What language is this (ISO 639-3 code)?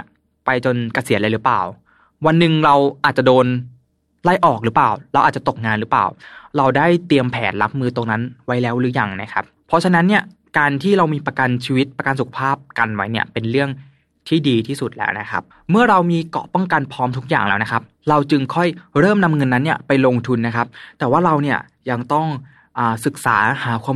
tha